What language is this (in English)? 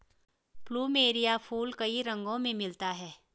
Hindi